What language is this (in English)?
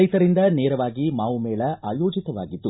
Kannada